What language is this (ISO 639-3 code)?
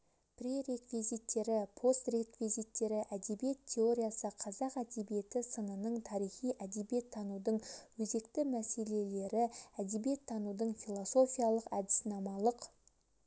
kaz